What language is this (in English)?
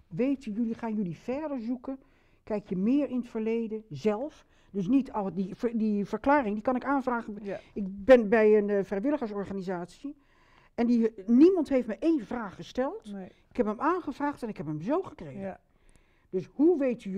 Dutch